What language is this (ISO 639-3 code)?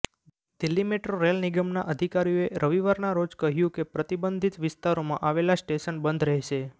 guj